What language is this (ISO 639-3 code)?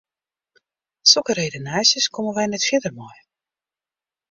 fry